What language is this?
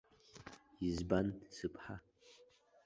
Abkhazian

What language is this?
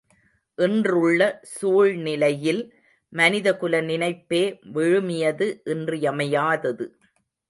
Tamil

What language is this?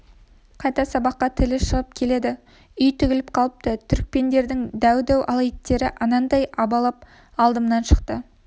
Kazakh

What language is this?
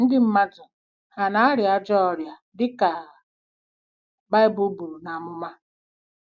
Igbo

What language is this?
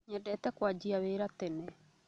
Kikuyu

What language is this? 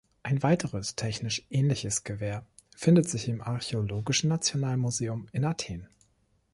German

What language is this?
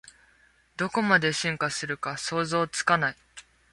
Japanese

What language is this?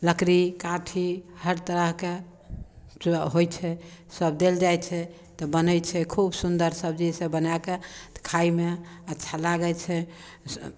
Maithili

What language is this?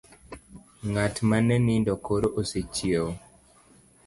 Luo (Kenya and Tanzania)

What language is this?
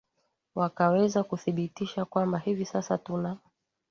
Swahili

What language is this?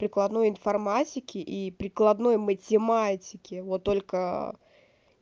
Russian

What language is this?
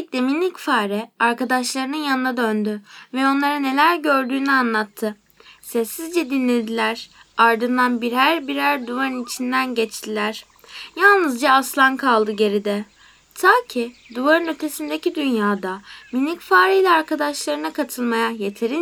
Turkish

